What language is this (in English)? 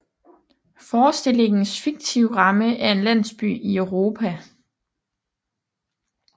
Danish